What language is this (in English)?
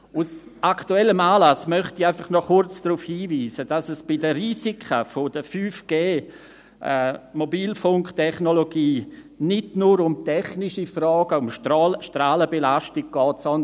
Swiss German